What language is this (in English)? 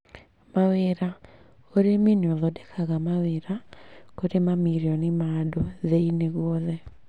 Kikuyu